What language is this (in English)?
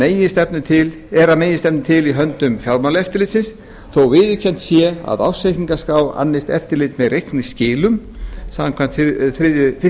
Icelandic